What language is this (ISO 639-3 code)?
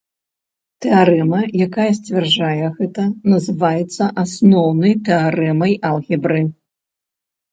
bel